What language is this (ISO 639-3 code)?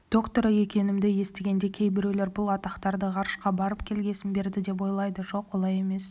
kaz